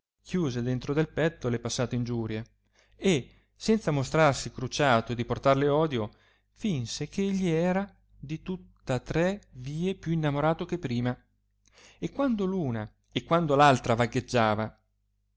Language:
Italian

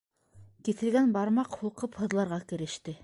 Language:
Bashkir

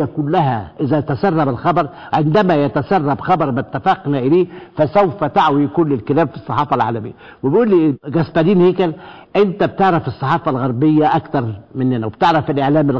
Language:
Arabic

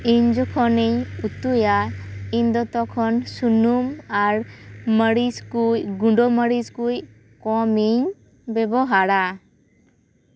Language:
Santali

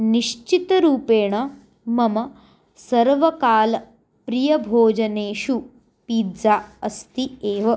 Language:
Sanskrit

